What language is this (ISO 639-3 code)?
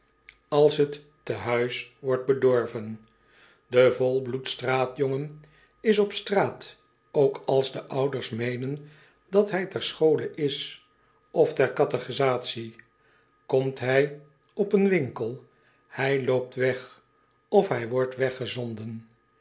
nld